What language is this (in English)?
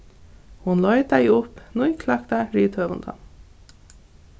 Faroese